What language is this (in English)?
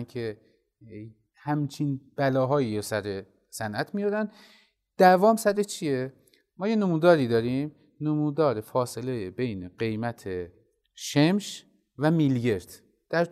Persian